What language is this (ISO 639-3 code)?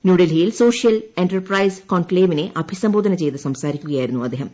mal